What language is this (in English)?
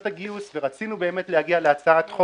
Hebrew